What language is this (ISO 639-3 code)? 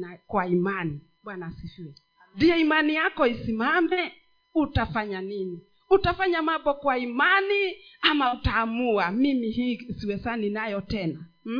swa